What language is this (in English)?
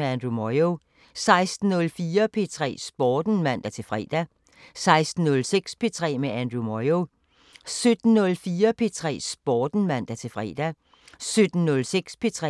Danish